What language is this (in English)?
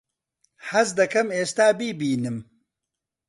Central Kurdish